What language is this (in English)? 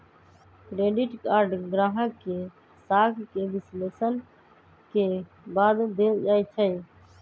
Magahi